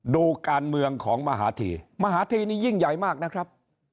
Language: Thai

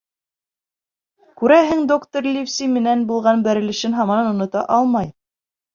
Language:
Bashkir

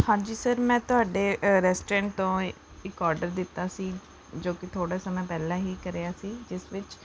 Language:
Punjabi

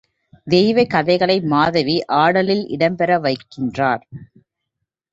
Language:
Tamil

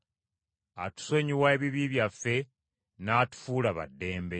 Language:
Ganda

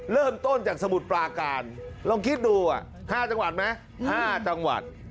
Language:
Thai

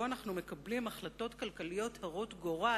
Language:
Hebrew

